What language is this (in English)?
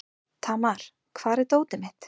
Icelandic